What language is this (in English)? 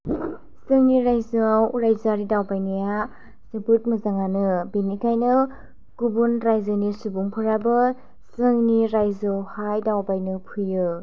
Bodo